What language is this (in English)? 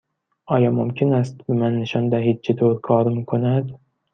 Persian